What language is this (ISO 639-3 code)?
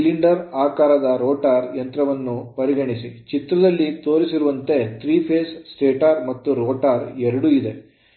kan